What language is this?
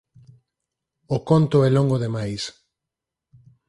Galician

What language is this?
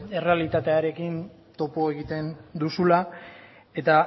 Basque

